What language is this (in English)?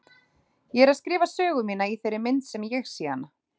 Icelandic